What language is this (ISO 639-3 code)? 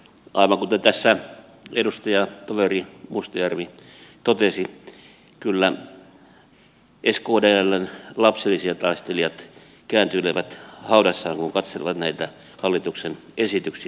fin